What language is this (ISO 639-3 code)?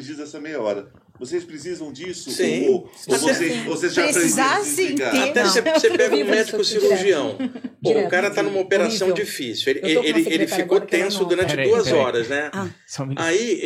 por